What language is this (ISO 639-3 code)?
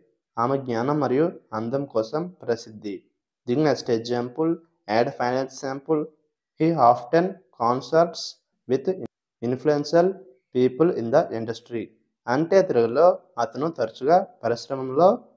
tel